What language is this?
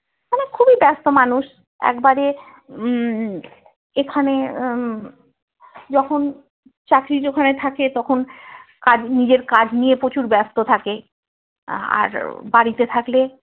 Bangla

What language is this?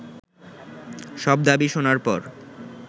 Bangla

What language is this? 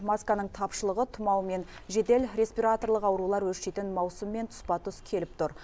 Kazakh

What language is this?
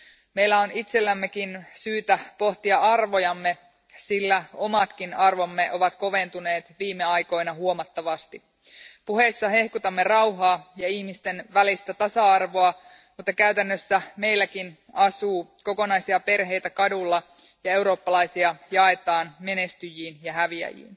Finnish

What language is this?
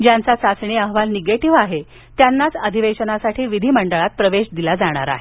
Marathi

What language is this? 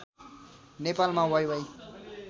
Nepali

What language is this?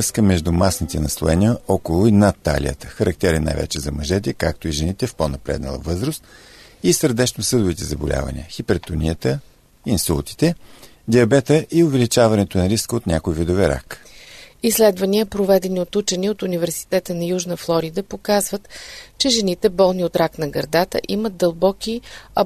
Bulgarian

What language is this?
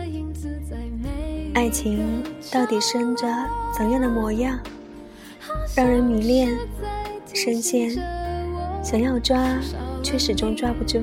Chinese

